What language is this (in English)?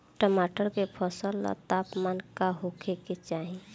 Bhojpuri